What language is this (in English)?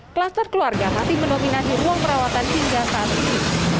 Indonesian